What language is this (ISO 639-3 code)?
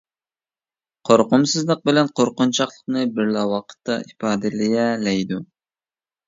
uig